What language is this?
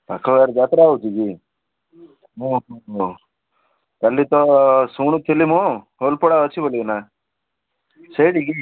Odia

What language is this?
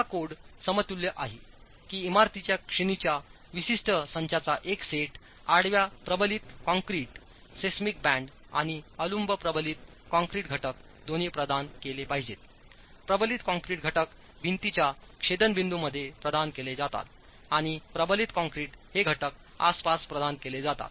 Marathi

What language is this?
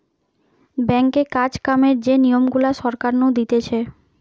Bangla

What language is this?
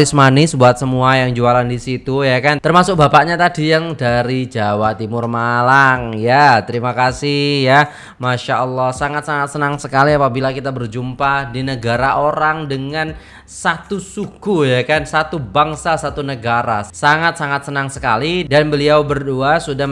Indonesian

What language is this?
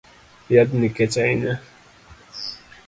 Luo (Kenya and Tanzania)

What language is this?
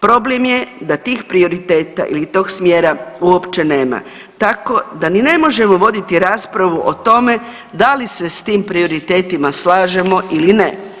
Croatian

